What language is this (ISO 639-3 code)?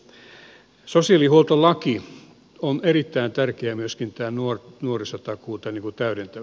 fin